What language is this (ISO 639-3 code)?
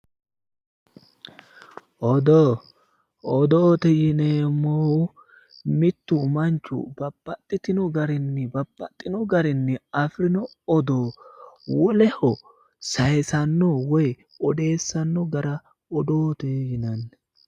sid